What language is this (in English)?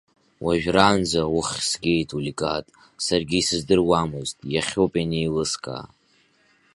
Abkhazian